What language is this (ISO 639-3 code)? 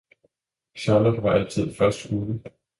dan